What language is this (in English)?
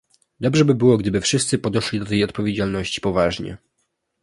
Polish